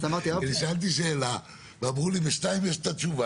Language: Hebrew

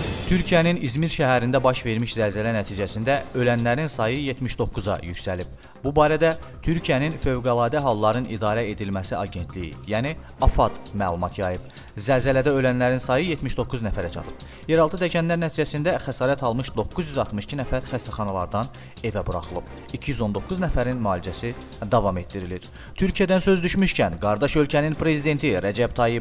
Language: Turkish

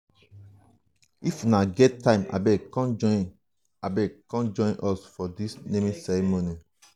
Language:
Nigerian Pidgin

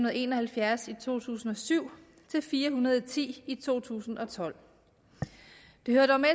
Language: Danish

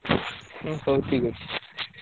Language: Odia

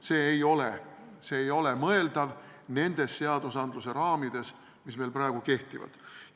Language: Estonian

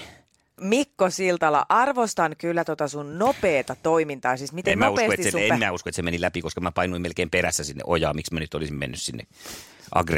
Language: Finnish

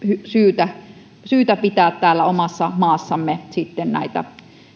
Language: Finnish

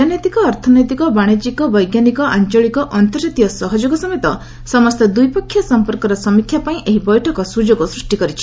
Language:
Odia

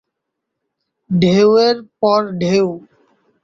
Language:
Bangla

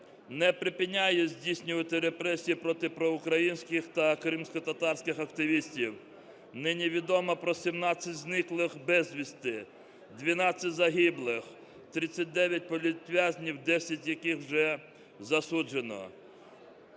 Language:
Ukrainian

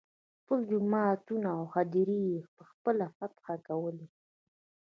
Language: Pashto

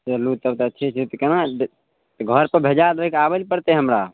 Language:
Maithili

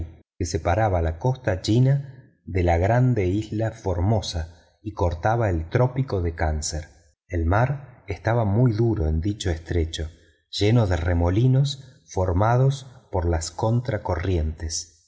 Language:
Spanish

